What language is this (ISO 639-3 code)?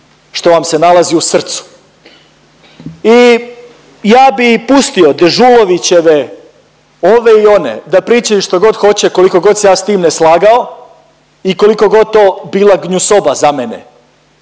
hrv